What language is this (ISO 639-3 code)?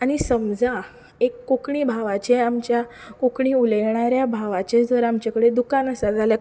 kok